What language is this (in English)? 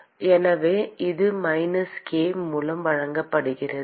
Tamil